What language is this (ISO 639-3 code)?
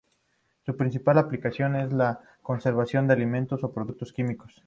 spa